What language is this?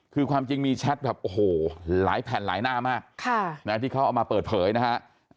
Thai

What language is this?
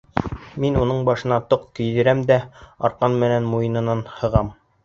Bashkir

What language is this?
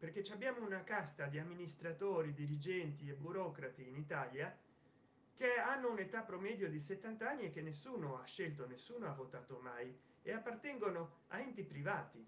Italian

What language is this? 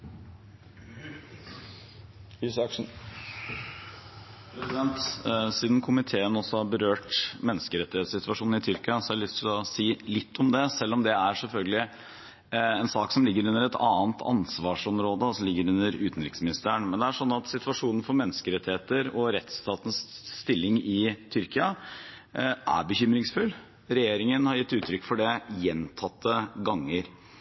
Norwegian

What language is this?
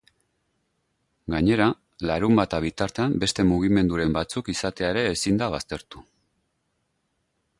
Basque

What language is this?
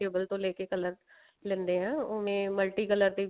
Punjabi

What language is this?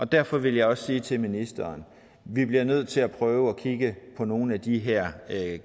Danish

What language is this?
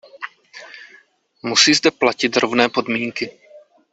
Czech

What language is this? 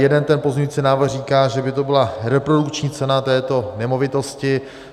Czech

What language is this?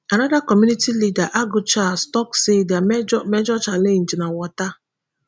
Nigerian Pidgin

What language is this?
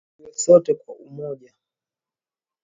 Swahili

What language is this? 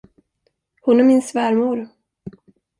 Swedish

